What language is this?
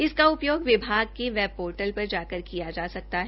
Hindi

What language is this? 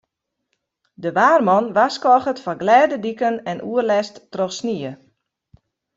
Western Frisian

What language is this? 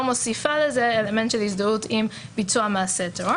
Hebrew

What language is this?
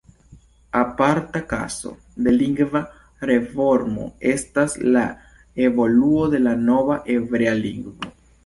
Esperanto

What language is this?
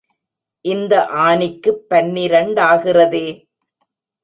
Tamil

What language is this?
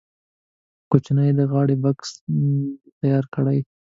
Pashto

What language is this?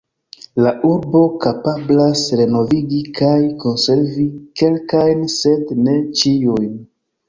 Esperanto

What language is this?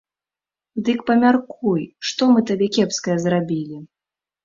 Belarusian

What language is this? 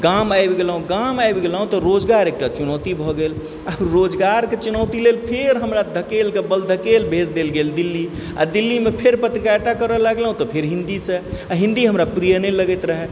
Maithili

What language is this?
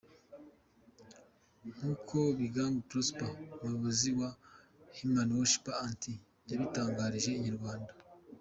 Kinyarwanda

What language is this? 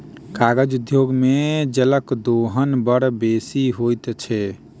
Maithili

